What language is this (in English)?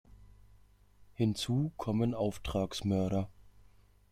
German